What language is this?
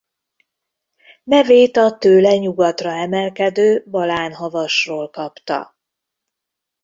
Hungarian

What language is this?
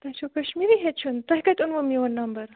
Kashmiri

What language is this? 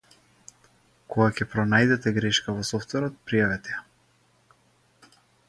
Macedonian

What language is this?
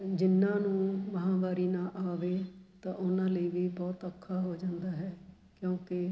Punjabi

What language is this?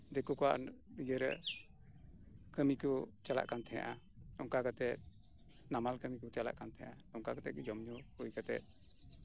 Santali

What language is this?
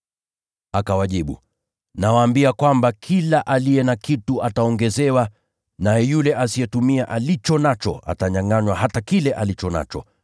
Swahili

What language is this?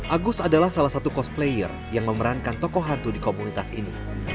Indonesian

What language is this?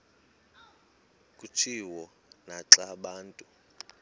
Xhosa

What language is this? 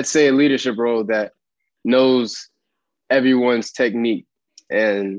English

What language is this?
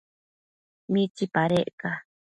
Matsés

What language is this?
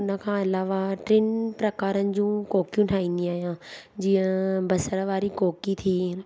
Sindhi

